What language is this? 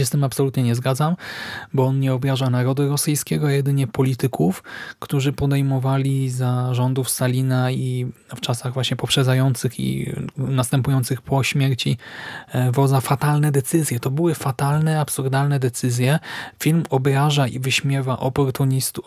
Polish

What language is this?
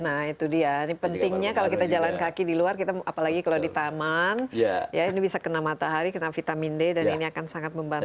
Indonesian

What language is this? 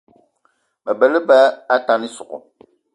Eton (Cameroon)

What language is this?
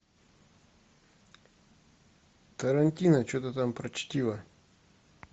Russian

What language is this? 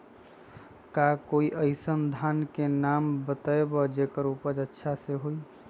Magahi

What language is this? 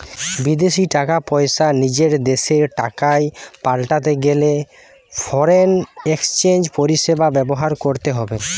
Bangla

